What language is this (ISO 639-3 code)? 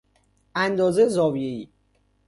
fas